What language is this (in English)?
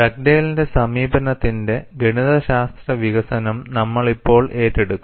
Malayalam